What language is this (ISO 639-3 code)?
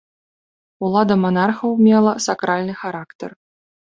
bel